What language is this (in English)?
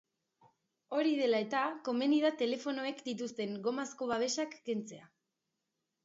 Basque